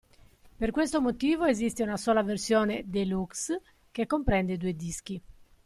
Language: Italian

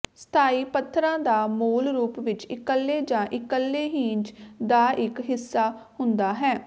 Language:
Punjabi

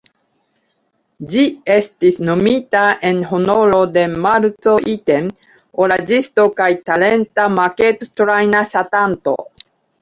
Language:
Esperanto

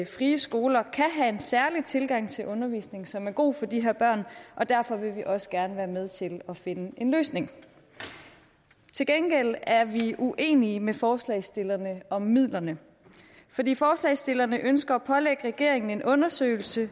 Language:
Danish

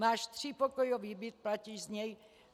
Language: Czech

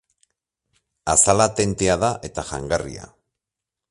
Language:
Basque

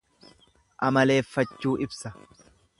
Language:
Oromo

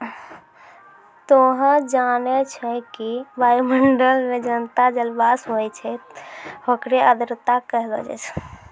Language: Maithili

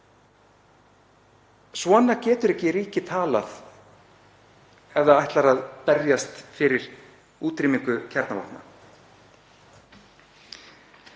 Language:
Icelandic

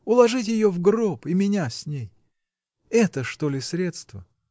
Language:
Russian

